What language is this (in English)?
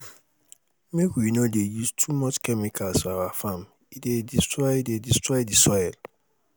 Nigerian Pidgin